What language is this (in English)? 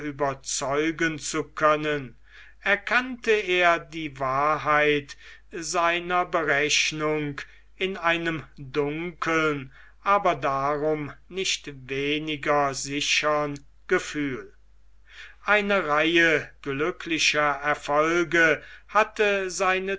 German